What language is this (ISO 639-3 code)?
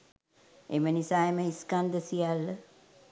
sin